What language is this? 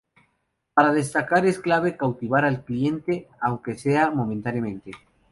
Spanish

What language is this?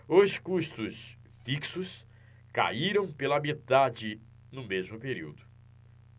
Portuguese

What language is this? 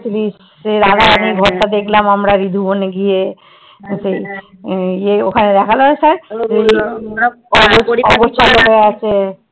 Bangla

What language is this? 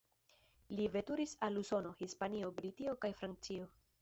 Esperanto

